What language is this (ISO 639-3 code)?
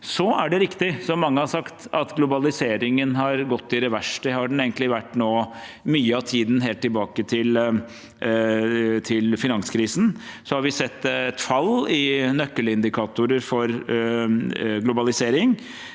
nor